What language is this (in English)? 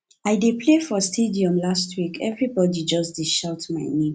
Nigerian Pidgin